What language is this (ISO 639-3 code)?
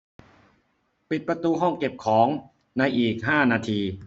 tha